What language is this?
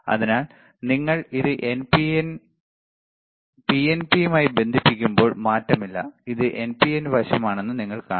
Malayalam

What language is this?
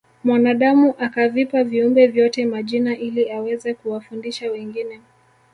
Swahili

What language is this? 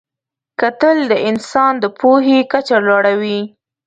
Pashto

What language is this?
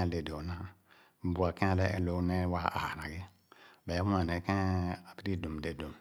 Khana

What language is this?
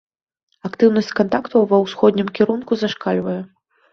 Belarusian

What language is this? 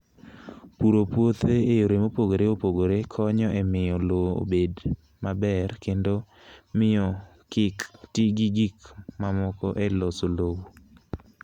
Luo (Kenya and Tanzania)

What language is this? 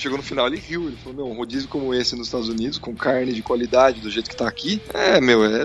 Portuguese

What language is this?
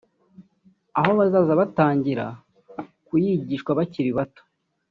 Kinyarwanda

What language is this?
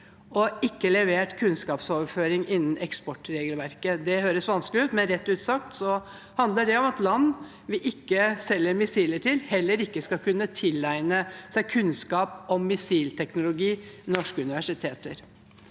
Norwegian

